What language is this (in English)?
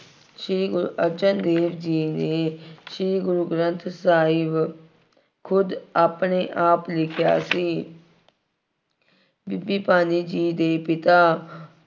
Punjabi